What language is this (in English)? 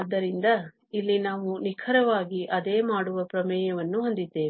Kannada